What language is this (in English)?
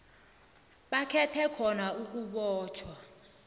South Ndebele